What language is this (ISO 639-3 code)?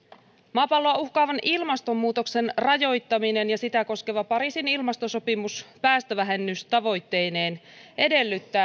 fin